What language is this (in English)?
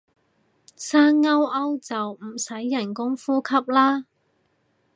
Cantonese